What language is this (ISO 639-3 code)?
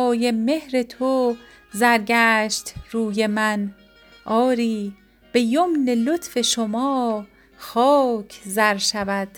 fas